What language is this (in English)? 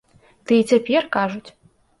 Belarusian